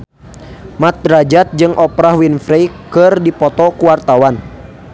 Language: Sundanese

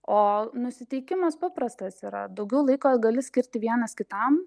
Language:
Lithuanian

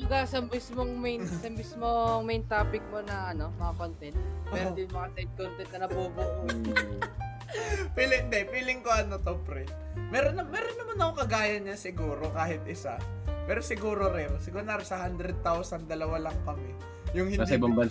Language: Filipino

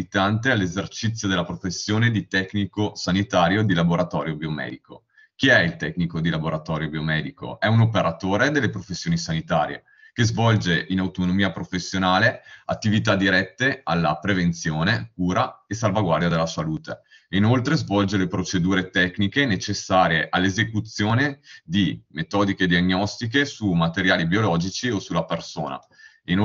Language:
Italian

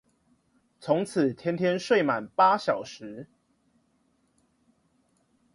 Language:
Chinese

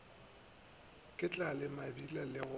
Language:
Northern Sotho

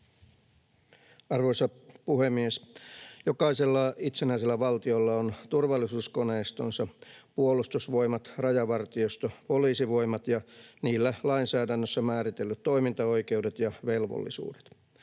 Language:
Finnish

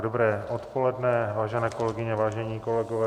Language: Czech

